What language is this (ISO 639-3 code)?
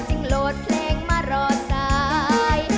tha